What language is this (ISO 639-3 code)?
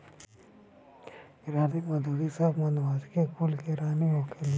bho